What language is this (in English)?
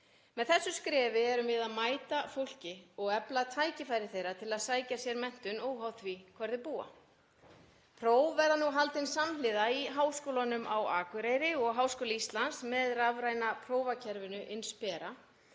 Icelandic